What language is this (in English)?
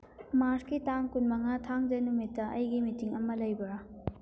Manipuri